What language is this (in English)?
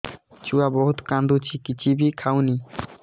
Odia